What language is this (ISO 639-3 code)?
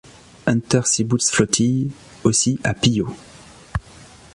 fra